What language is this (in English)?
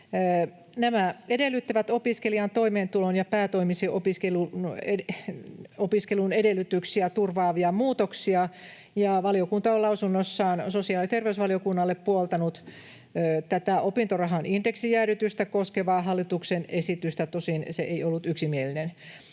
Finnish